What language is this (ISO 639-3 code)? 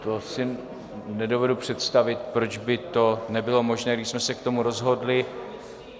ces